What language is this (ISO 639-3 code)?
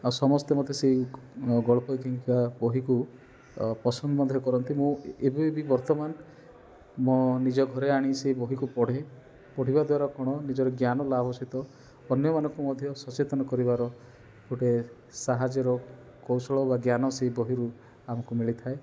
ori